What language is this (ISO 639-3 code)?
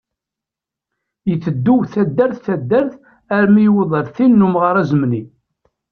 kab